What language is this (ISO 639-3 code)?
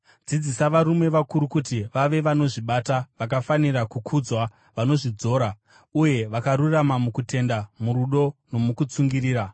sna